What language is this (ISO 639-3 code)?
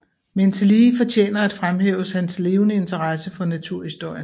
dan